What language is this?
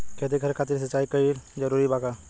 Bhojpuri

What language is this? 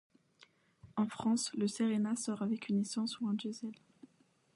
French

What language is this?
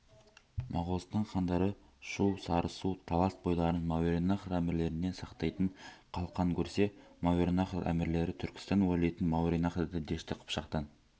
Kazakh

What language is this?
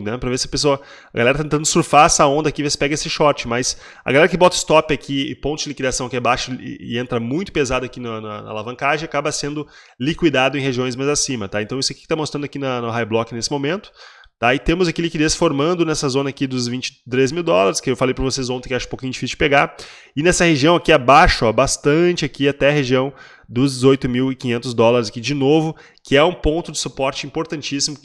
Portuguese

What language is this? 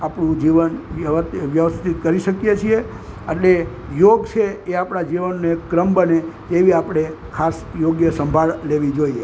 Gujarati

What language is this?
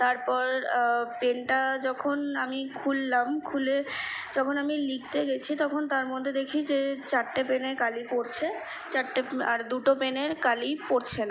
Bangla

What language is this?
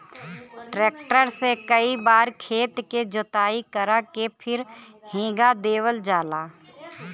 Bhojpuri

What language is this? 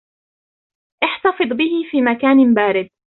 Arabic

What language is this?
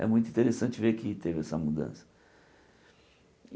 Portuguese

